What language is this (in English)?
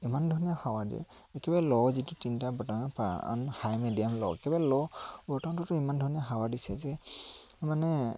Assamese